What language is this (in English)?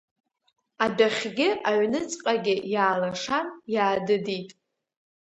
Abkhazian